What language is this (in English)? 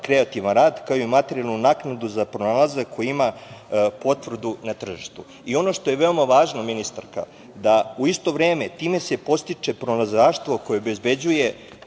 Serbian